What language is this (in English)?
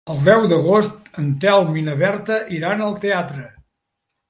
Catalan